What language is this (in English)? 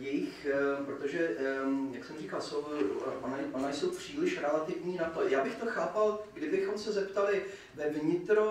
Czech